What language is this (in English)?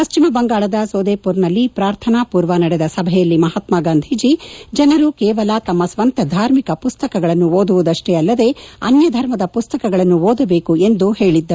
Kannada